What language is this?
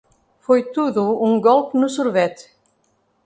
Portuguese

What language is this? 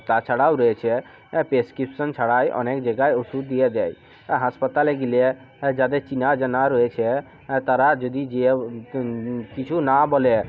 Bangla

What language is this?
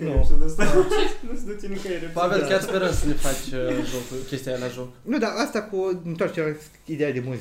Romanian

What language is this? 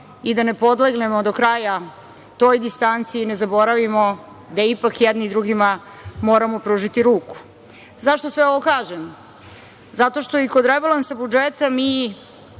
Serbian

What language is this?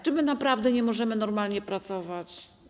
Polish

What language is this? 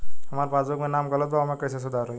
Bhojpuri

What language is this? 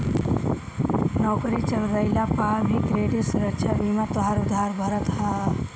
Bhojpuri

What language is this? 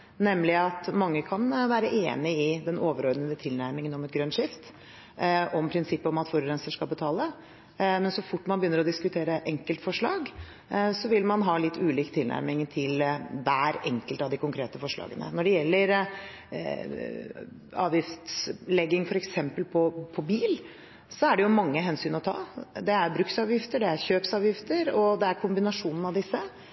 Norwegian Bokmål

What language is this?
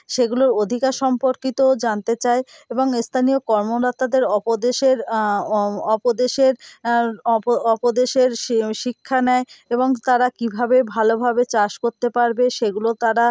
Bangla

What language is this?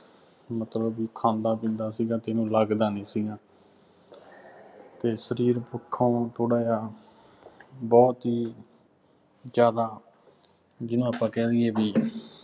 Punjabi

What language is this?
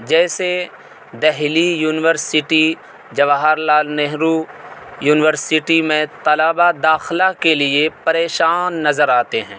Urdu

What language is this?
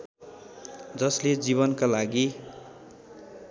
Nepali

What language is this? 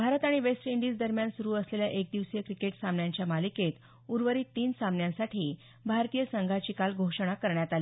Marathi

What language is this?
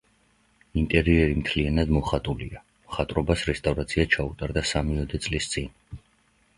Georgian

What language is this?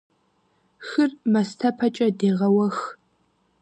Kabardian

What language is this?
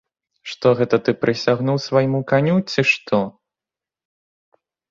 Belarusian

